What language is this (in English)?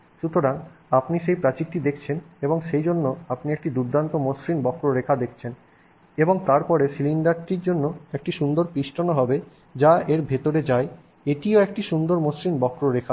Bangla